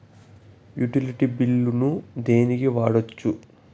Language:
Telugu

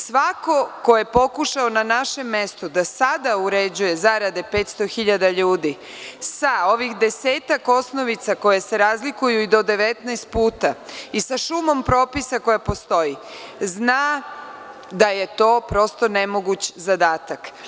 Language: Serbian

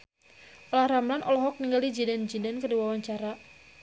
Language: Sundanese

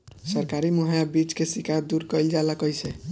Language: Bhojpuri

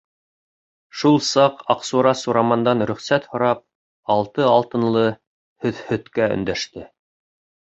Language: Bashkir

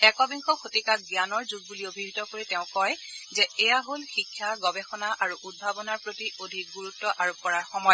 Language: Assamese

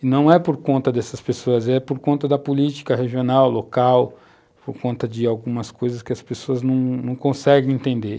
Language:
Portuguese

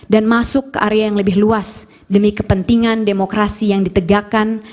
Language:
Indonesian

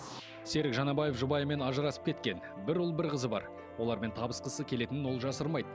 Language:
Kazakh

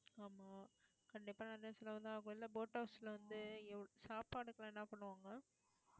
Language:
Tamil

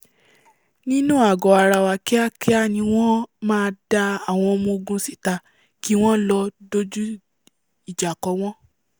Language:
Yoruba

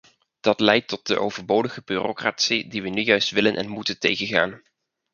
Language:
Dutch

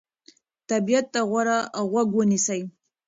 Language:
Pashto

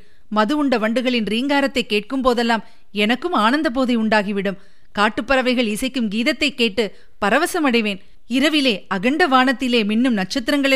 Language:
Tamil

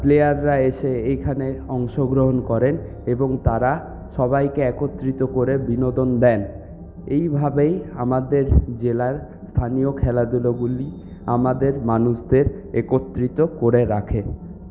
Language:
Bangla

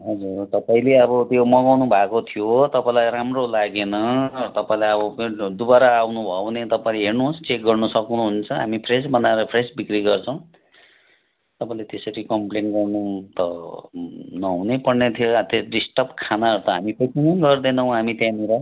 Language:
Nepali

